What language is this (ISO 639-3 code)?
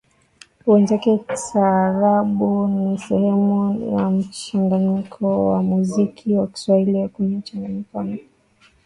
swa